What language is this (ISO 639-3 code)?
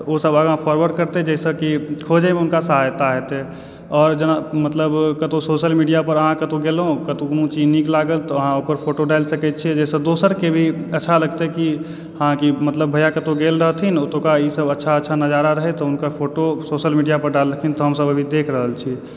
mai